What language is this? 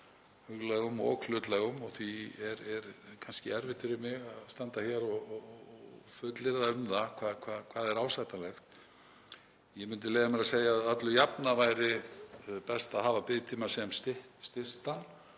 Icelandic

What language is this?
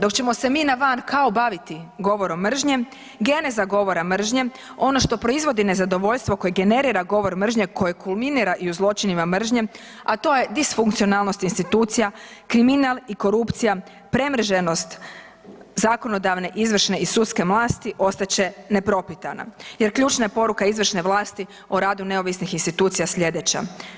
Croatian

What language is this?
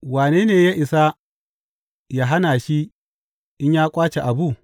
Hausa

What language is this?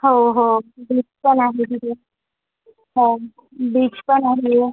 Marathi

